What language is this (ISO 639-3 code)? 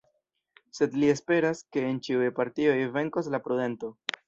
epo